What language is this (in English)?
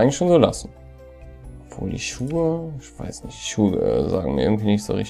German